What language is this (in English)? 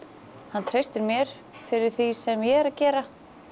Icelandic